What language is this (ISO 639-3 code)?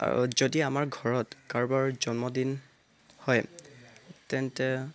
asm